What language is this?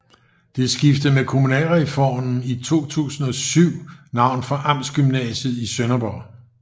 Danish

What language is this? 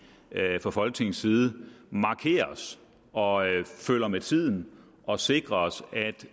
Danish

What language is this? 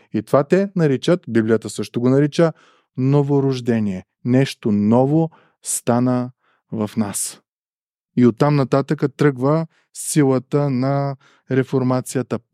Bulgarian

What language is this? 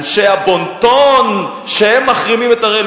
Hebrew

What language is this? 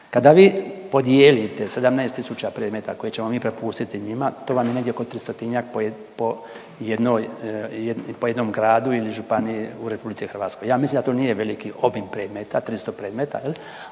Croatian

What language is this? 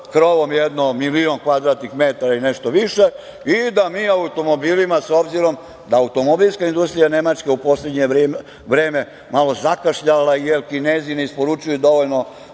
Serbian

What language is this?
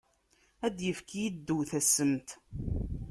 Kabyle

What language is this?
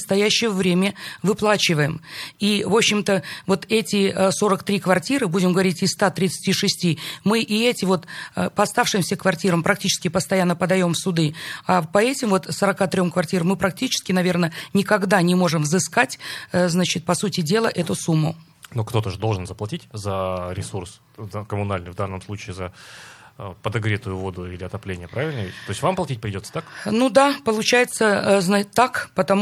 Russian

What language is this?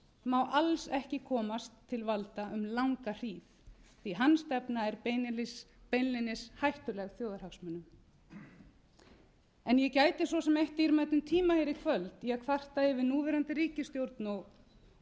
Icelandic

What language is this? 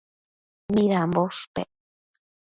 Matsés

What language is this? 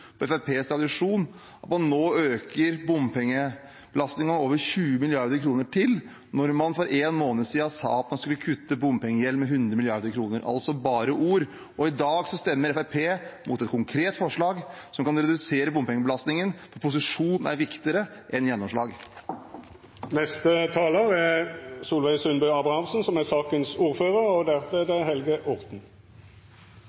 Norwegian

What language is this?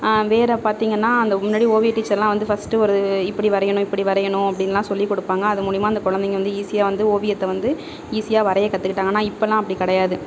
Tamil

